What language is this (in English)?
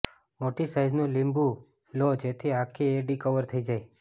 Gujarati